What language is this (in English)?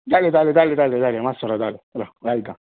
Konkani